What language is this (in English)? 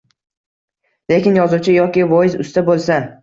Uzbek